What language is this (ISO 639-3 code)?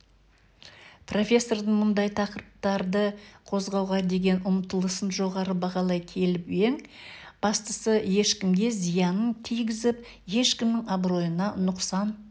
kaz